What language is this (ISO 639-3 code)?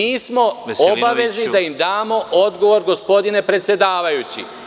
srp